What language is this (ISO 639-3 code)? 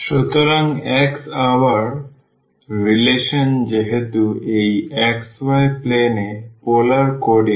ben